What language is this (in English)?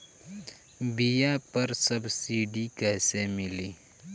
Bhojpuri